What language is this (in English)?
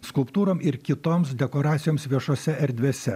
Lithuanian